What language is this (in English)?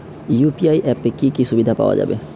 Bangla